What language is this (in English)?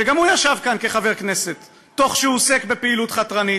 Hebrew